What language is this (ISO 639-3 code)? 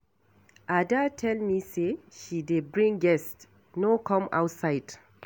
pcm